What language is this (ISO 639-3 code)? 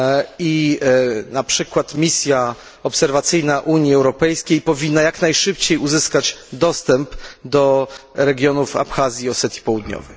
pol